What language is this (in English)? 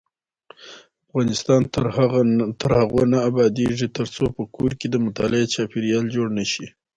Pashto